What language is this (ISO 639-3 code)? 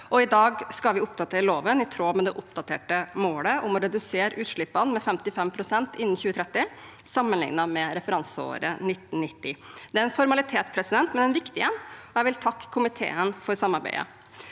nor